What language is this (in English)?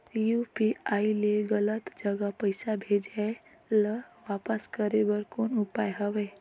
Chhattisgarhi